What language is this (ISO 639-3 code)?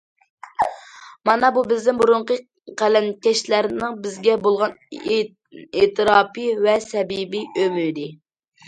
uig